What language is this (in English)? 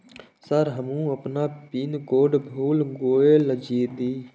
Maithili